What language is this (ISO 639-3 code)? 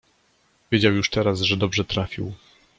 pol